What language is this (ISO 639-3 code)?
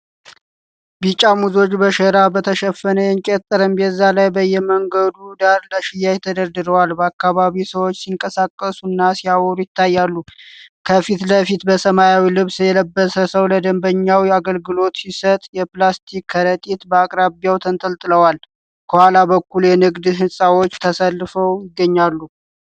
amh